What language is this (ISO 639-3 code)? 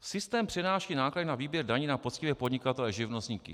ces